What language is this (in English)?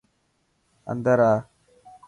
Dhatki